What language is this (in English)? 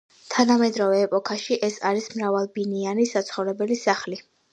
Georgian